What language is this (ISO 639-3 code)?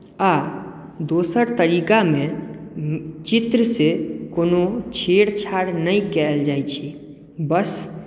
mai